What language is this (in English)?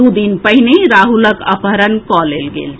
Maithili